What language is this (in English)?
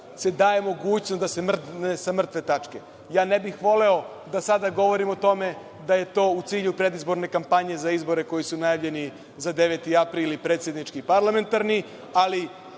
Serbian